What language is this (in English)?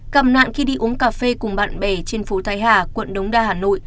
Vietnamese